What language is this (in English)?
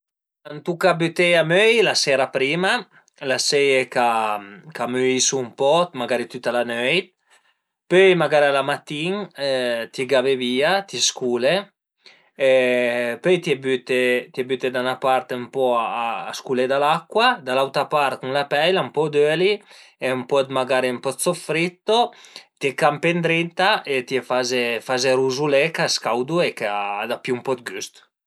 Piedmontese